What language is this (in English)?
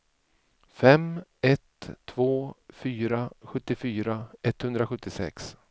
Swedish